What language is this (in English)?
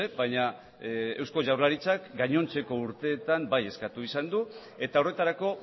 Basque